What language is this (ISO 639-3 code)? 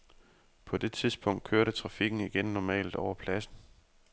dan